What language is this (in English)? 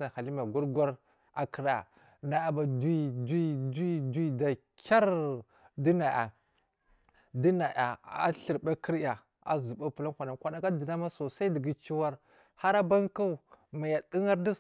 Marghi South